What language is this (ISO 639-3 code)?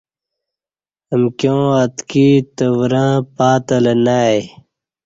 bsh